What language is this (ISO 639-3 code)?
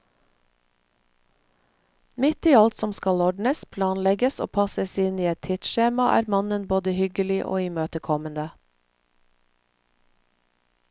nor